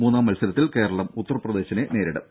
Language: Malayalam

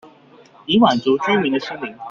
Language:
Chinese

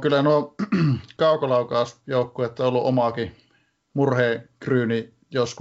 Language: Finnish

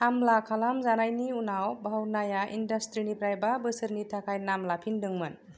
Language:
Bodo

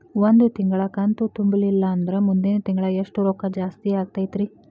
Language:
Kannada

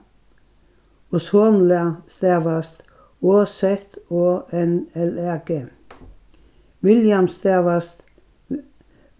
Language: Faroese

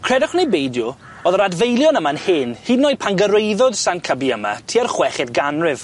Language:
Welsh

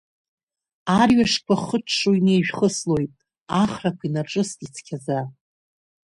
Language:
Abkhazian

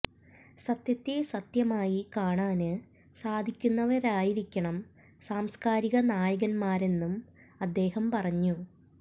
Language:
Malayalam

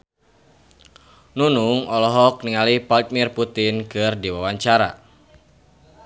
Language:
Sundanese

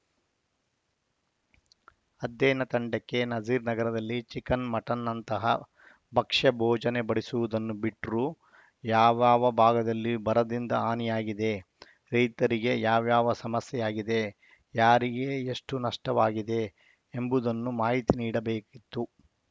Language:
Kannada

